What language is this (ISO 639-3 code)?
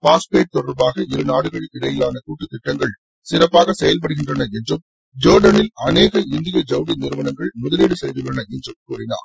tam